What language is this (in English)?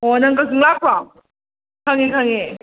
Manipuri